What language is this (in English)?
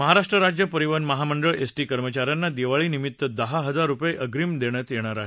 Marathi